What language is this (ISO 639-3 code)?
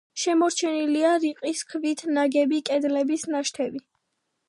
kat